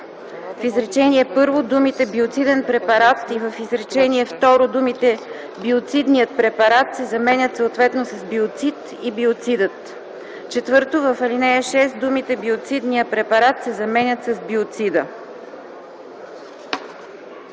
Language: Bulgarian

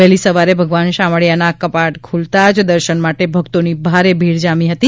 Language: Gujarati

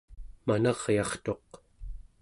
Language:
Central Yupik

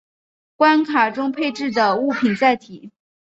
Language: Chinese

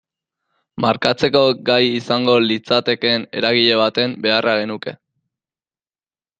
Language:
Basque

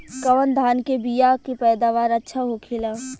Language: Bhojpuri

